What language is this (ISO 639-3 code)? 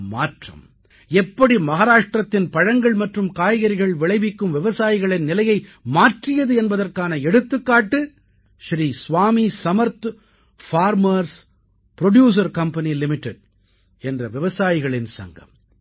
tam